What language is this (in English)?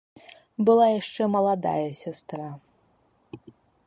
Belarusian